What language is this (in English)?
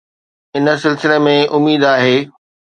Sindhi